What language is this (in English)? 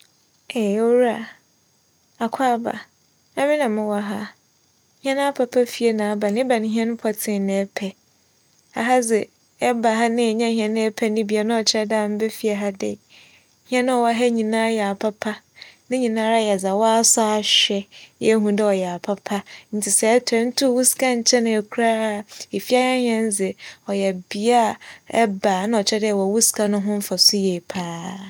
Akan